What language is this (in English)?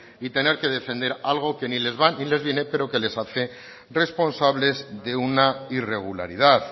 Spanish